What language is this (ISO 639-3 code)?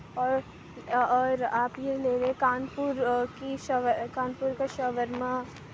urd